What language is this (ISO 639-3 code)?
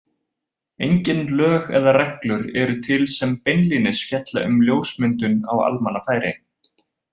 isl